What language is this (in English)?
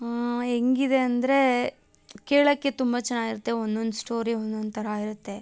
Kannada